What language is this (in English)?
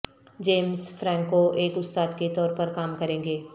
Urdu